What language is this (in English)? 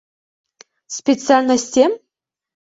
Mari